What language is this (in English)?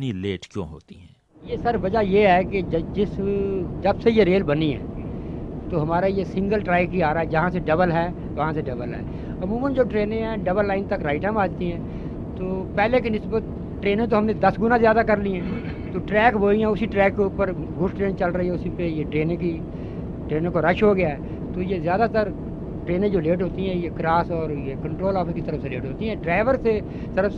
Hindi